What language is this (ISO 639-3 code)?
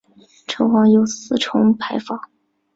zho